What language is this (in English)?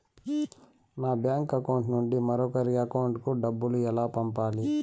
Telugu